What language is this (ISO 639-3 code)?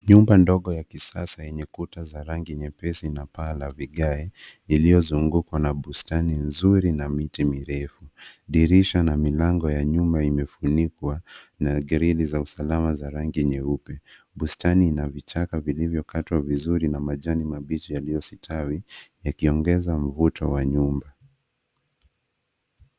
swa